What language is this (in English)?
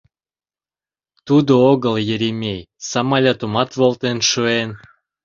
Mari